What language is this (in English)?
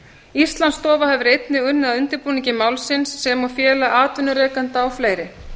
Icelandic